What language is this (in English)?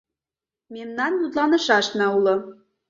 Mari